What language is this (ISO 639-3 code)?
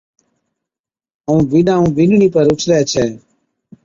odk